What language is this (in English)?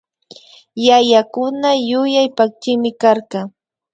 Imbabura Highland Quichua